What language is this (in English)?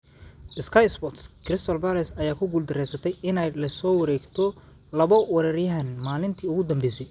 Somali